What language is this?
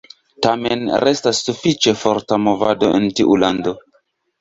Esperanto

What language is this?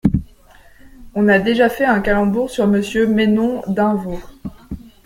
French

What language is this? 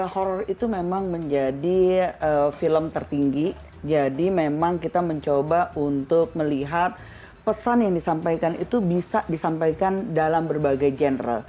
Indonesian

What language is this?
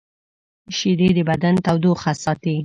Pashto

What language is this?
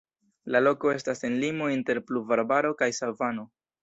Esperanto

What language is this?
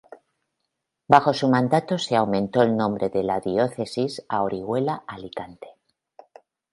Spanish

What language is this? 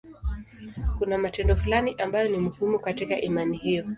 Swahili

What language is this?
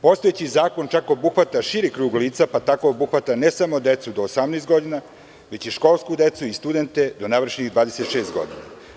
Serbian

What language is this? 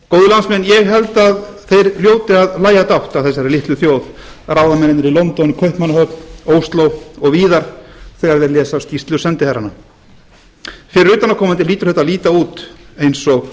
Icelandic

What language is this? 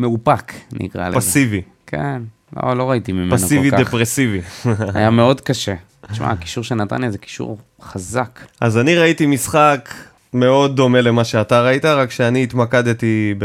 Hebrew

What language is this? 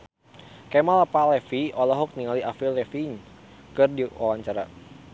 Sundanese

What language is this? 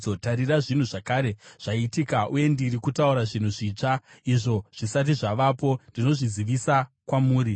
Shona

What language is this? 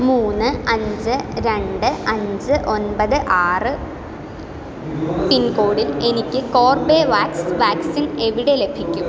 Malayalam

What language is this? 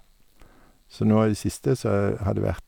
Norwegian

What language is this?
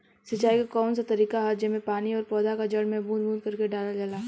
Bhojpuri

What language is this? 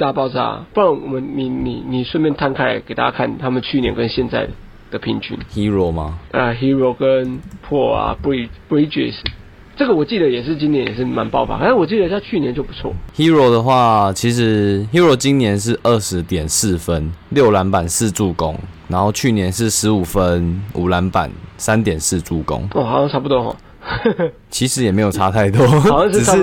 Chinese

